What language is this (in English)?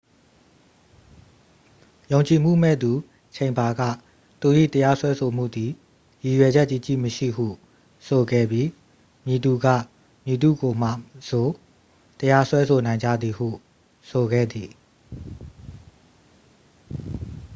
Burmese